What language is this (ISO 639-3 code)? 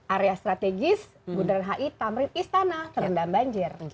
ind